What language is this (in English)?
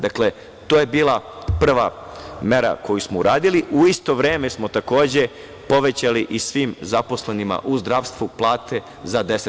Serbian